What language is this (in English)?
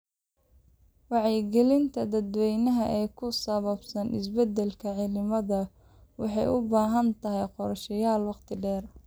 Somali